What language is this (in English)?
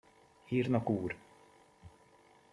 Hungarian